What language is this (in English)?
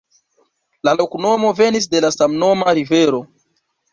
Esperanto